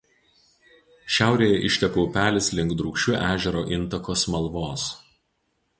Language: Lithuanian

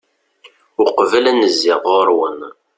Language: Kabyle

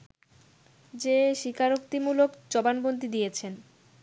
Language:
Bangla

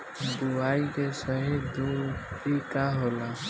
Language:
Bhojpuri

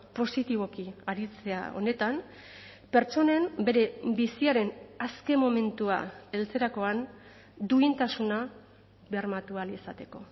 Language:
Basque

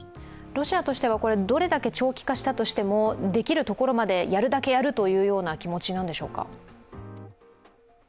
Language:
Japanese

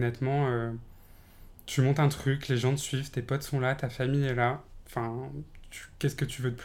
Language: French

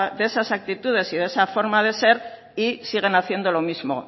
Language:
Spanish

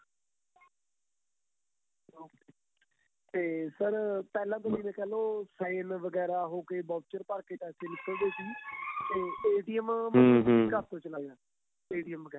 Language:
Punjabi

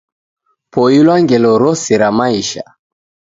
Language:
Taita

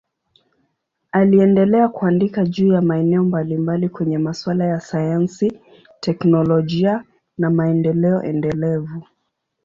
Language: Swahili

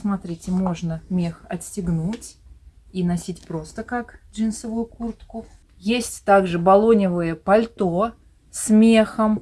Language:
Russian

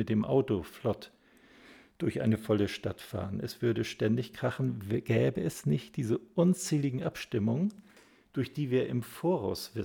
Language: German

